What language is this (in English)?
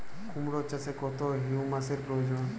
Bangla